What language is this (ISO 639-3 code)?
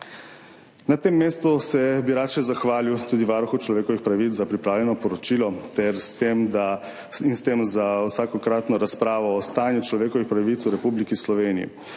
slv